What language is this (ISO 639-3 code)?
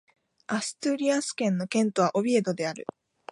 jpn